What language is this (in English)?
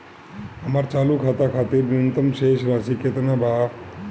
Bhojpuri